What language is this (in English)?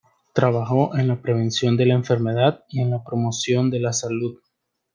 Spanish